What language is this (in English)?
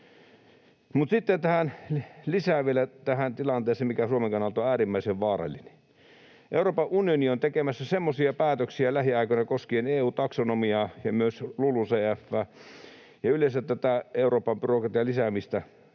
Finnish